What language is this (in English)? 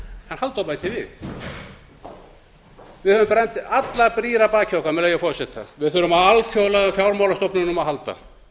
Icelandic